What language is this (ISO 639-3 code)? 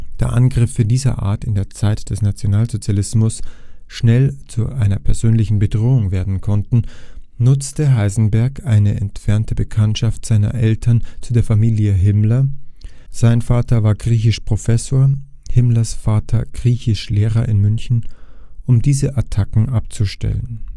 deu